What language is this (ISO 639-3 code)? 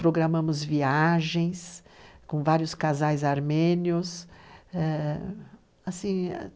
por